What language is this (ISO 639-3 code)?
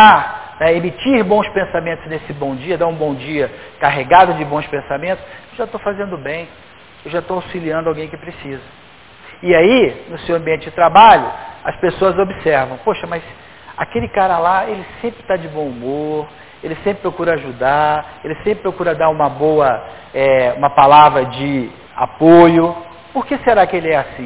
por